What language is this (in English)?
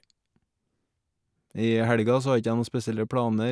Norwegian